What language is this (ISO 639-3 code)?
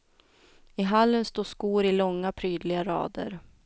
swe